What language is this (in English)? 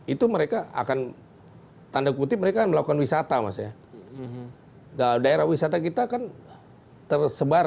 Indonesian